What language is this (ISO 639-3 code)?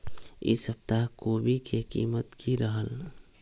mag